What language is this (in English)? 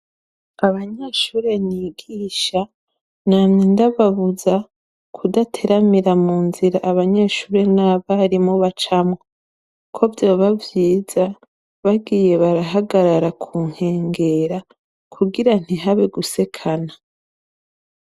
Rundi